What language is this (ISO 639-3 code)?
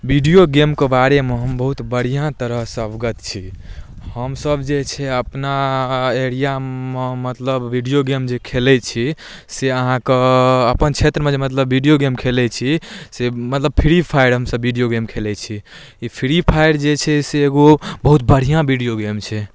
mai